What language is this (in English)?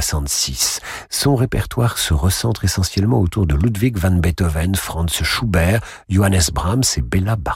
French